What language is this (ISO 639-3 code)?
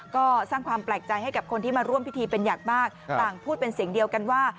tha